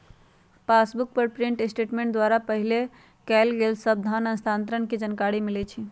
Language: Magahi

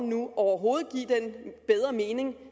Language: Danish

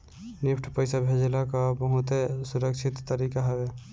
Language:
Bhojpuri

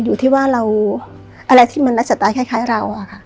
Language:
Thai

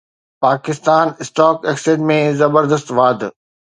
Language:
Sindhi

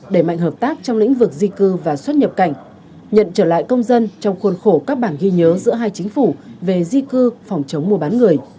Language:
Vietnamese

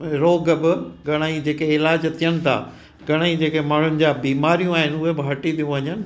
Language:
Sindhi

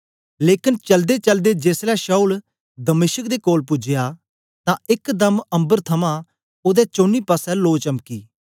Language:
Dogri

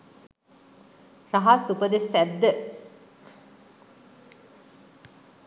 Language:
Sinhala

